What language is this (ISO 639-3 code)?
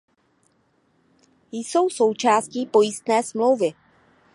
ces